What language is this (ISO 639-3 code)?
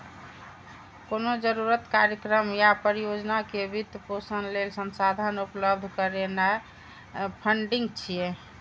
mai